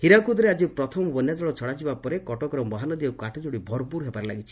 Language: Odia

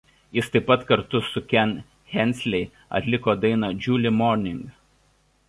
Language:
Lithuanian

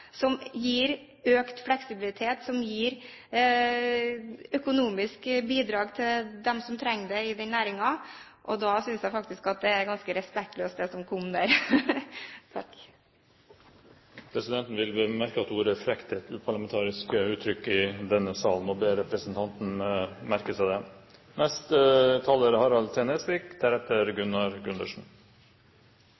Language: Norwegian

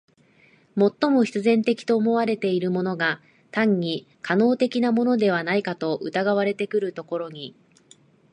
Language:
Japanese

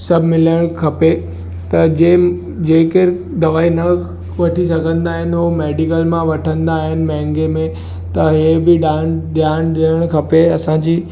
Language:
Sindhi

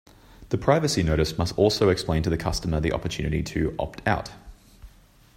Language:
English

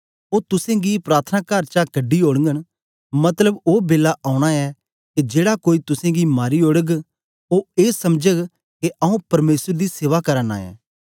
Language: Dogri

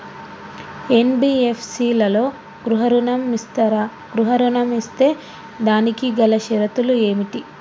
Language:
Telugu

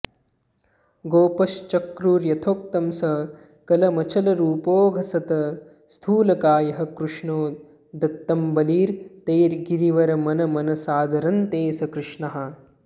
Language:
Sanskrit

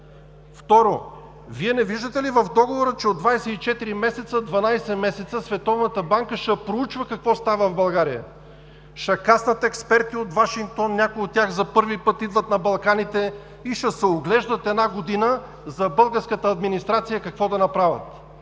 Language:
Bulgarian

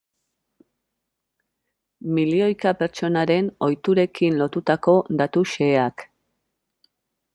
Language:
Basque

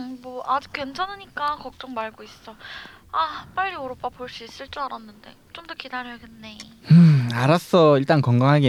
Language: Korean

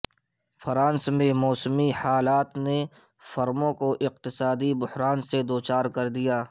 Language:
Urdu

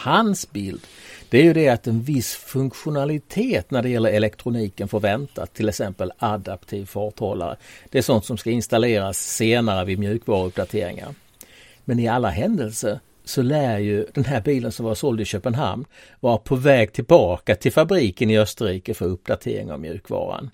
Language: Swedish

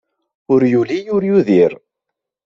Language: Kabyle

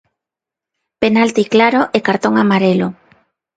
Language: Galician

